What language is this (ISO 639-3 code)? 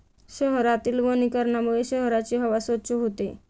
mar